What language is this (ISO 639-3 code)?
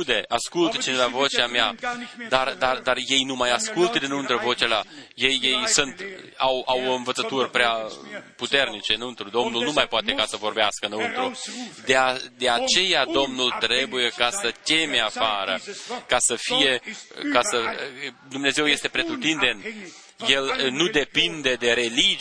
ron